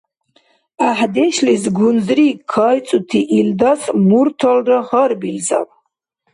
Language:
Dargwa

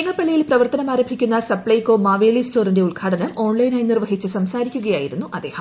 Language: Malayalam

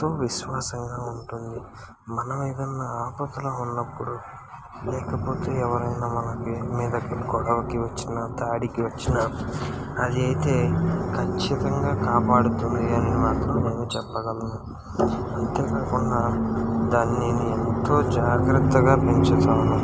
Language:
Telugu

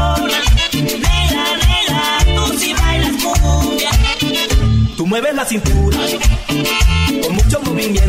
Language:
Spanish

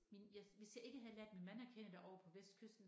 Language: Danish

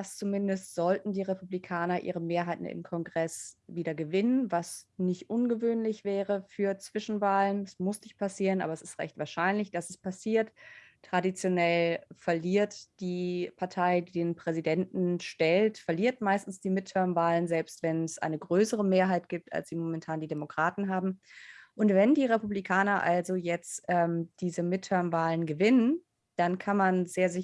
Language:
German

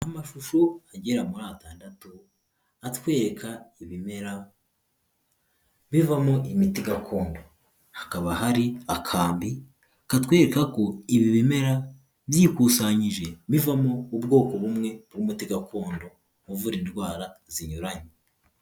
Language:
Kinyarwanda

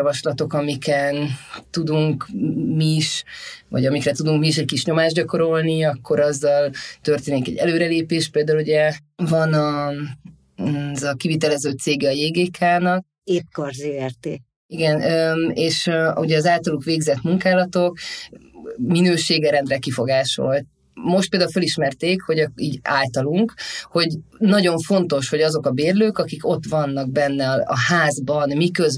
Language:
Hungarian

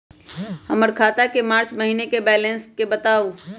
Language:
Magahi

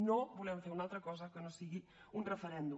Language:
Catalan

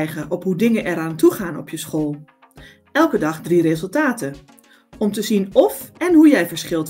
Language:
Dutch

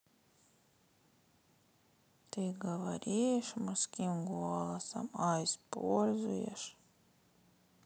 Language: Russian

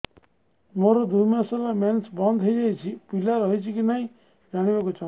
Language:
Odia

